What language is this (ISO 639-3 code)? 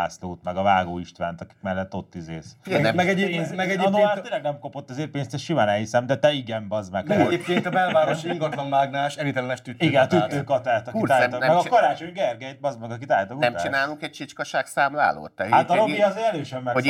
hun